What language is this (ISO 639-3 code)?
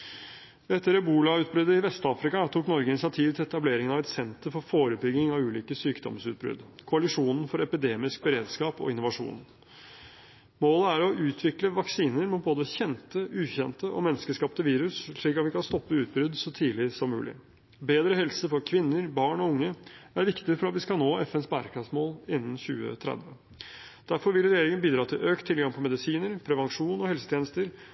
nob